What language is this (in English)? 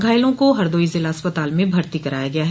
Hindi